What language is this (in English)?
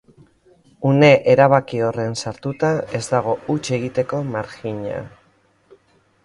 Basque